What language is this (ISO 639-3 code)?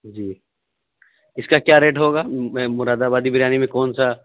urd